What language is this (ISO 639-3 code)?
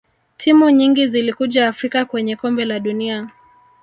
swa